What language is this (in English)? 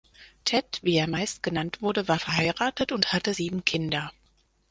German